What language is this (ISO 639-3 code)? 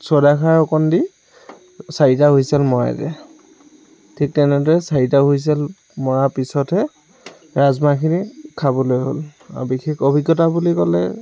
asm